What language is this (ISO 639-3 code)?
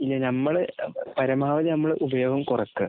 mal